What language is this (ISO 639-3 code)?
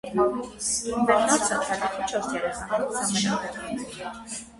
hye